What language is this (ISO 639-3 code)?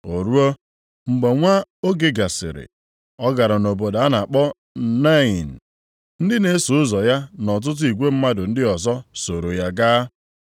ibo